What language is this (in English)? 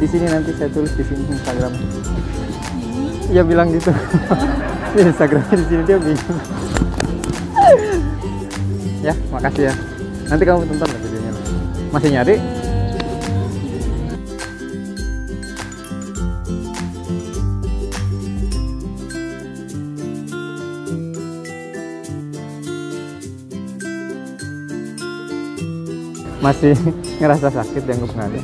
Indonesian